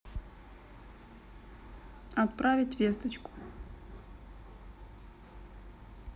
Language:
Russian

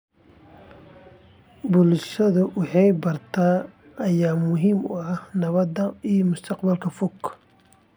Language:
Somali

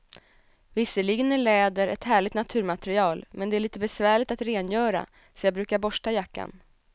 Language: Swedish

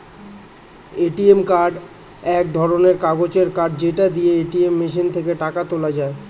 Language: Bangla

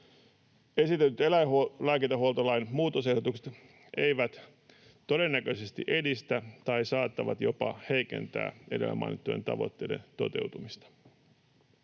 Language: Finnish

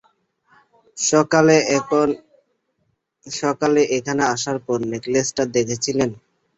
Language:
Bangla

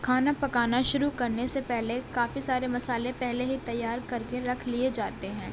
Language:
Urdu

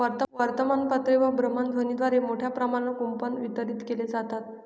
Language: Marathi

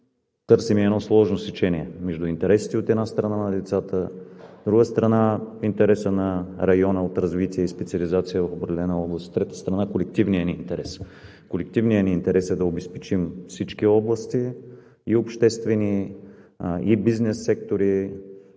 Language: Bulgarian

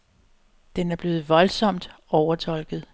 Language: Danish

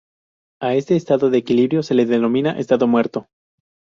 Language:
Spanish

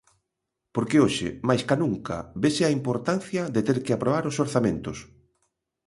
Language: Galician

